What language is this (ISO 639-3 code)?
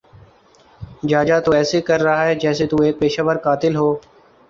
urd